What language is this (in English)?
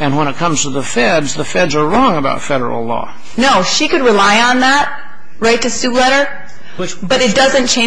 English